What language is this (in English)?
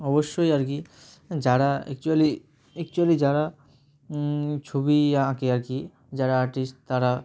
Bangla